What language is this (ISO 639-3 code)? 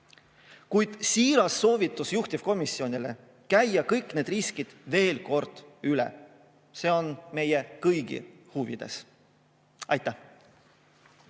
est